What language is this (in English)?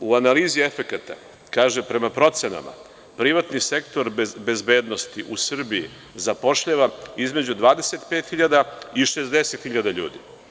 Serbian